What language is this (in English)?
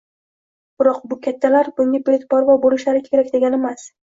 Uzbek